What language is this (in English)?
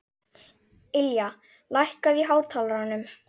Icelandic